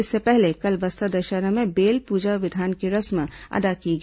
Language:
Hindi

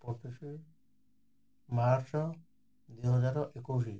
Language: Odia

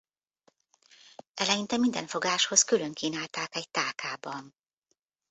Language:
Hungarian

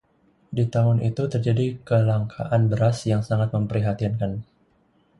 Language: Indonesian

